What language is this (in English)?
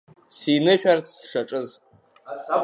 Abkhazian